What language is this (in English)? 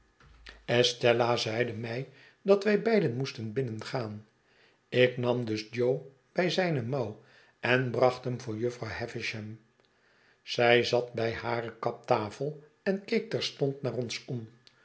Dutch